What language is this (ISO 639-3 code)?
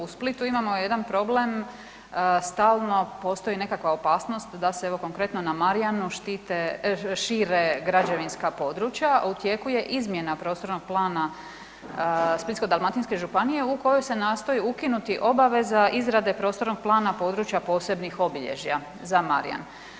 hrv